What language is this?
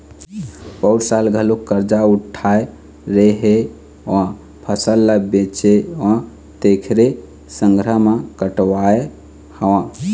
Chhattisgarhi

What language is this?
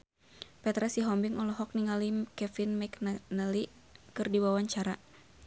Sundanese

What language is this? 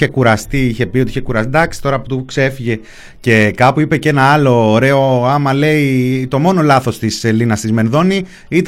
Greek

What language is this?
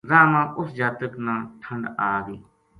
Gujari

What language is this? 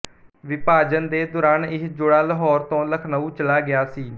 Punjabi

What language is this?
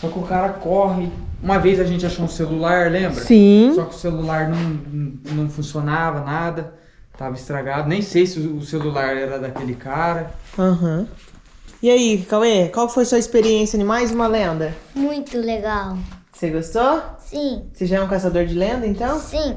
Portuguese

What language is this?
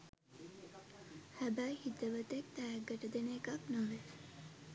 Sinhala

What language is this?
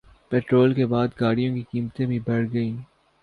Urdu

